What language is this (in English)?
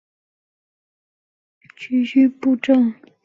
Chinese